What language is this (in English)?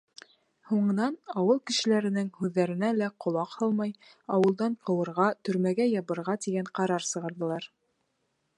Bashkir